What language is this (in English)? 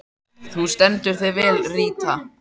Icelandic